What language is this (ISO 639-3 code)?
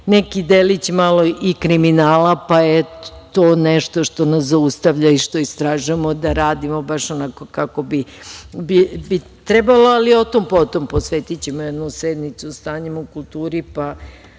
srp